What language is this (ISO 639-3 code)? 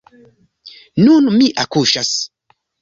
epo